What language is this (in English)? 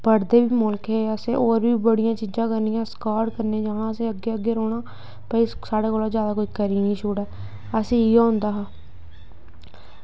Dogri